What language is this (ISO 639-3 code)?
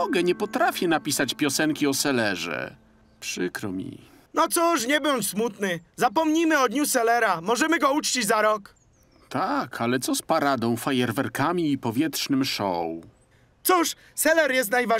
pol